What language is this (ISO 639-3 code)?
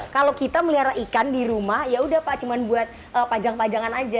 ind